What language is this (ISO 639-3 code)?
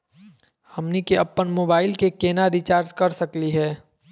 mag